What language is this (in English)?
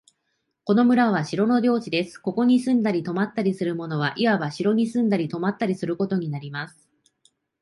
Japanese